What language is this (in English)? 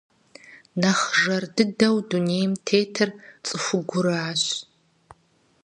Kabardian